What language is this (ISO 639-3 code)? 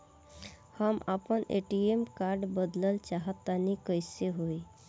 bho